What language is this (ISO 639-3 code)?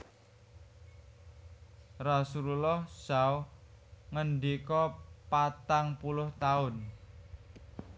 jav